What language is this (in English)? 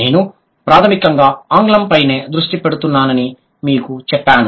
Telugu